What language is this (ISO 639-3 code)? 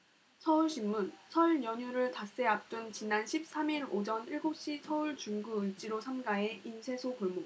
kor